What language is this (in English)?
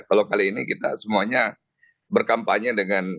Indonesian